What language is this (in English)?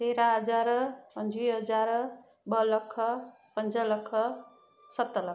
Sindhi